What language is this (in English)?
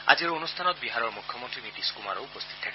Assamese